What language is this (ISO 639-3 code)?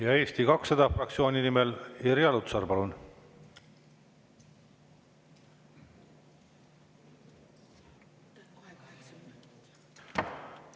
est